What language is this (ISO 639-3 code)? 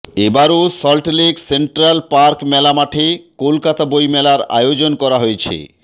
ben